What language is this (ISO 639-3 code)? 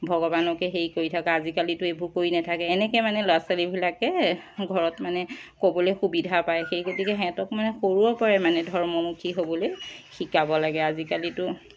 asm